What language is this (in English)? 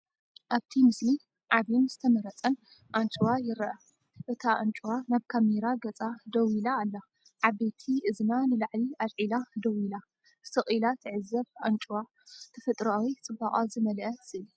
Tigrinya